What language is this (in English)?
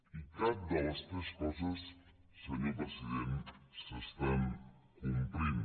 Catalan